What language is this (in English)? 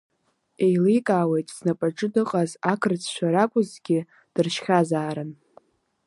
Abkhazian